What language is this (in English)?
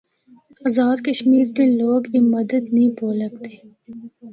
Northern Hindko